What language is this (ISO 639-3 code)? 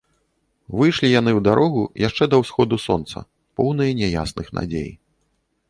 bel